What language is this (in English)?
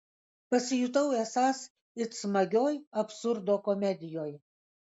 Lithuanian